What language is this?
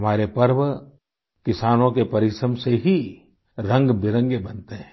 Hindi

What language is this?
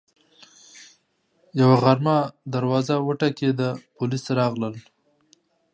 Pashto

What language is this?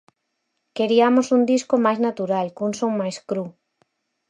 Galician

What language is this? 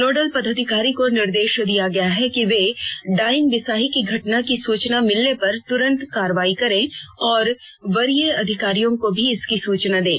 Hindi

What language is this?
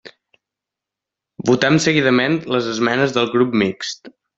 Catalan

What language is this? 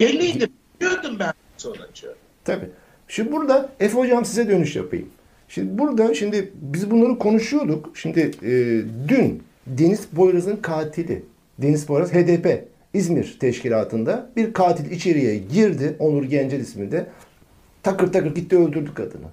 Turkish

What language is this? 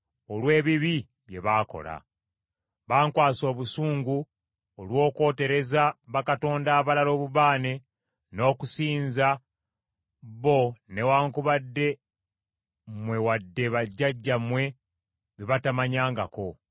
Ganda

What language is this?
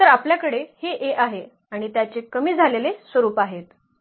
Marathi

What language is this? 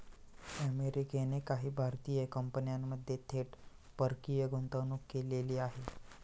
Marathi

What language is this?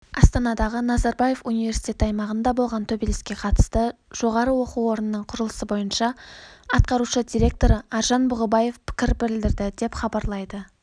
Kazakh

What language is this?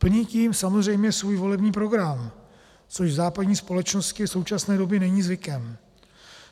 Czech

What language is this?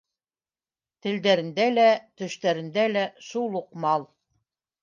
Bashkir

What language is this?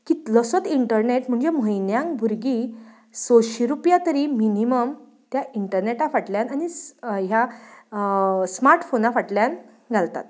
Konkani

